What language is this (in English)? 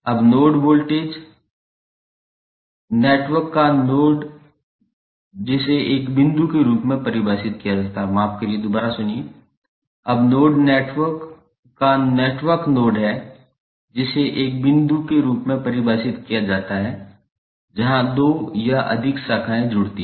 Hindi